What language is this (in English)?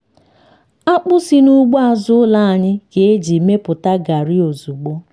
Igbo